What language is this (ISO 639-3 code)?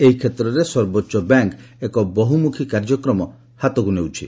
ori